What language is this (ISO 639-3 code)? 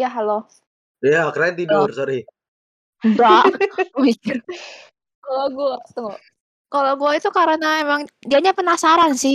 ind